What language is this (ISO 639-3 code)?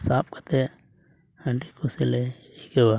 sat